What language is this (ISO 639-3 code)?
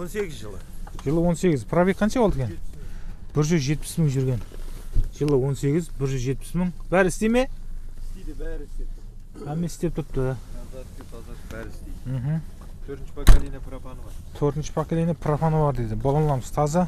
tur